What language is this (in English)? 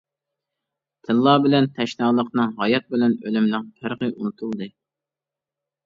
Uyghur